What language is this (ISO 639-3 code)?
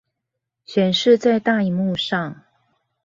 zho